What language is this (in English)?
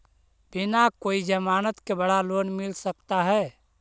Magahi